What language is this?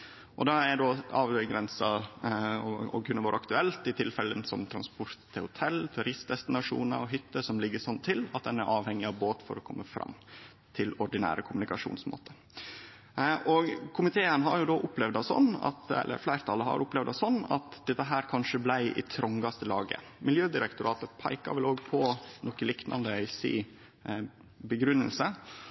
Norwegian Nynorsk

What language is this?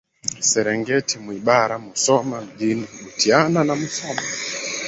Swahili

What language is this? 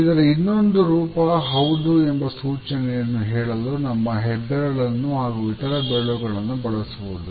Kannada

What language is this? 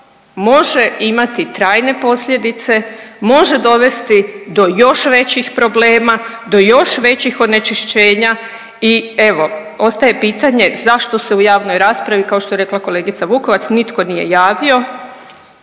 Croatian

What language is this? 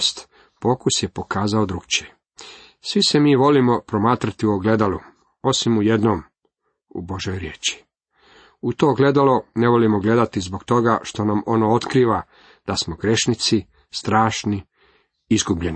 Croatian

